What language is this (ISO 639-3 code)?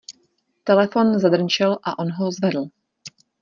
ces